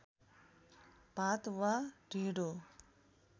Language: Nepali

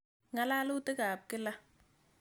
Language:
Kalenjin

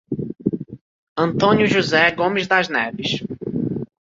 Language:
Portuguese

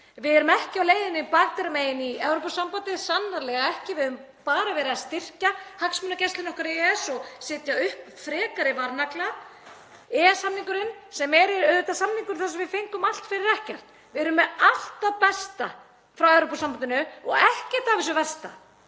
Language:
Icelandic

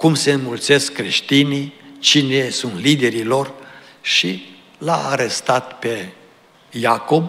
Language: Romanian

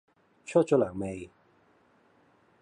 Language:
Cantonese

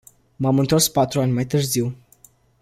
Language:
Romanian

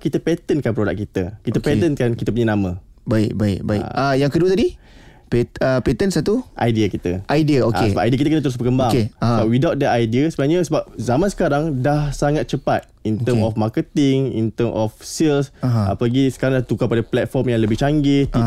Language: Malay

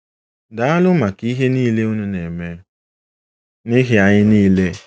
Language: Igbo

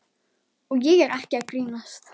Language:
Icelandic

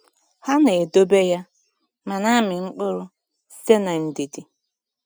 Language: Igbo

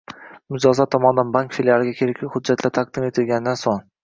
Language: Uzbek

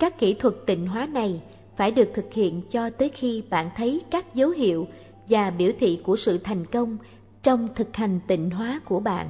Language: Vietnamese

